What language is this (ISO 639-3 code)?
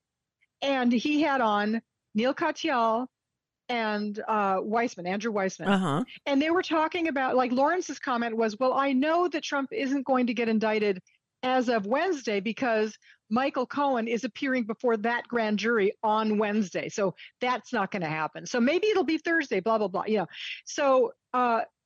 eng